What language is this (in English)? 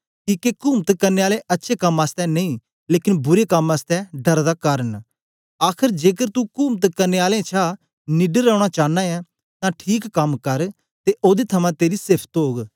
Dogri